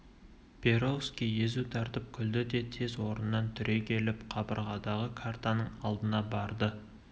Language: Kazakh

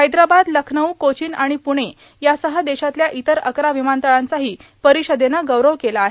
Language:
Marathi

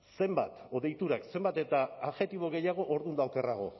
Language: Basque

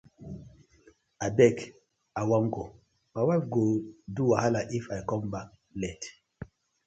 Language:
Nigerian Pidgin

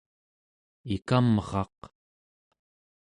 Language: Central Yupik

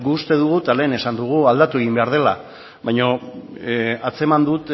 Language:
Basque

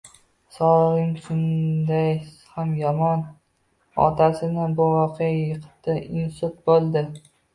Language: Uzbek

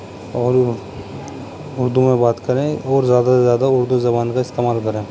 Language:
Urdu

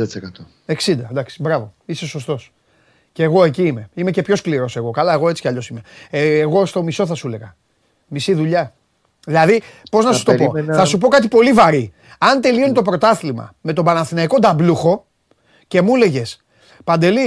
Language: Greek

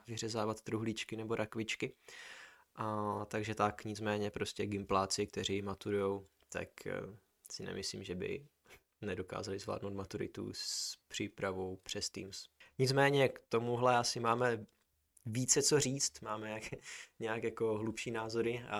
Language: Czech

